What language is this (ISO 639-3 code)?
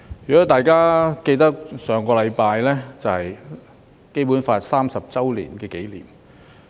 yue